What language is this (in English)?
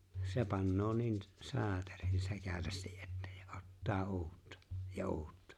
Finnish